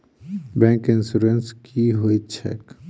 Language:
Maithili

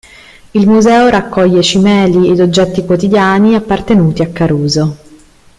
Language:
Italian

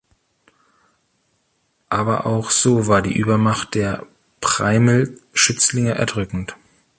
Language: German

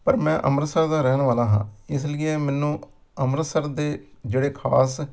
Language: Punjabi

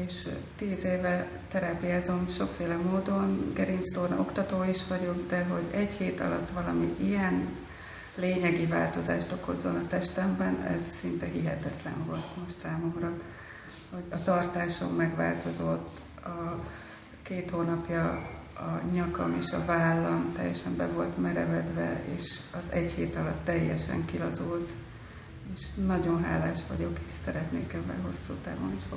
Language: Hungarian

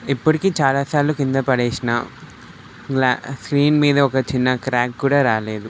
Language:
Telugu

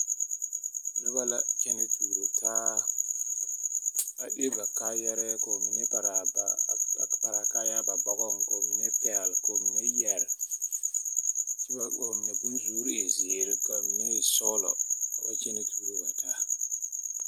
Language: Southern Dagaare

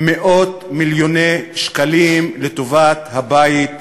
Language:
Hebrew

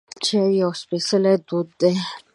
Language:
Pashto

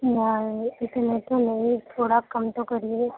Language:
Urdu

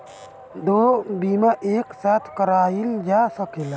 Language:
Bhojpuri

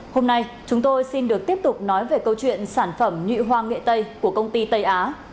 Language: Vietnamese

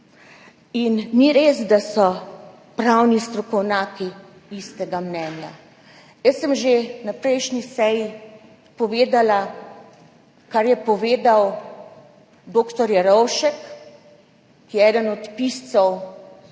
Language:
Slovenian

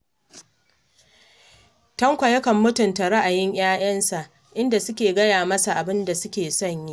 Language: Hausa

